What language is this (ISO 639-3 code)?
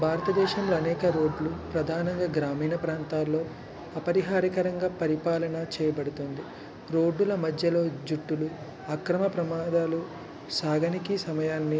tel